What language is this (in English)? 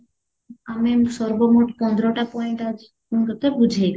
Odia